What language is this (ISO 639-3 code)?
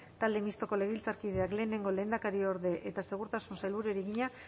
eus